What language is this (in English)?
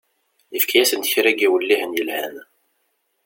Kabyle